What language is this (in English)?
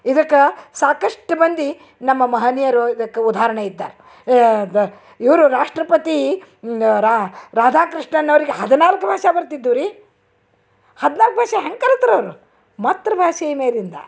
Kannada